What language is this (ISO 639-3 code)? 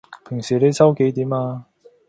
yue